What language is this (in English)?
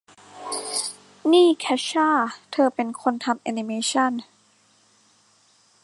Thai